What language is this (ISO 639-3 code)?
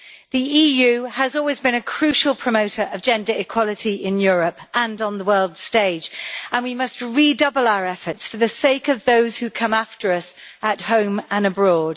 eng